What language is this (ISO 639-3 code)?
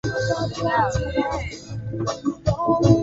swa